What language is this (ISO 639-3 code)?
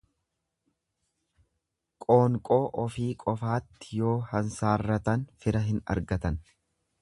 orm